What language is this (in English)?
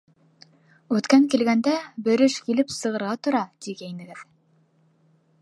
Bashkir